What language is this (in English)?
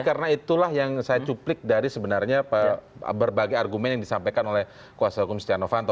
Indonesian